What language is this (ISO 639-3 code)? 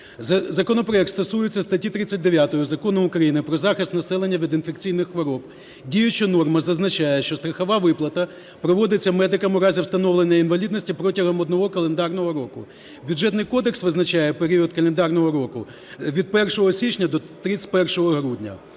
ukr